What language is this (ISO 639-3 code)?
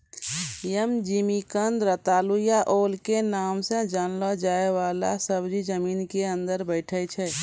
mai